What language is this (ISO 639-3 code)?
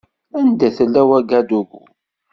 kab